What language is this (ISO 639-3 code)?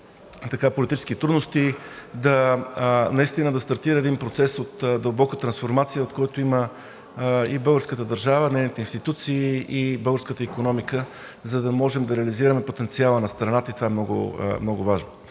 bul